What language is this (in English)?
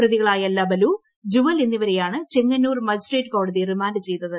Malayalam